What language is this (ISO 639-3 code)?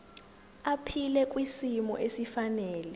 zul